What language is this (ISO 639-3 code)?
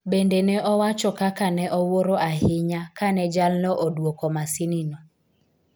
luo